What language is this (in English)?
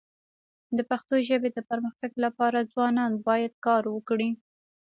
Pashto